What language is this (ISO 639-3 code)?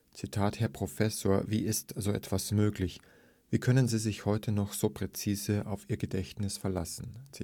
deu